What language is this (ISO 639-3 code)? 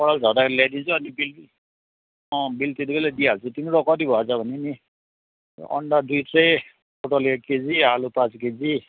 nep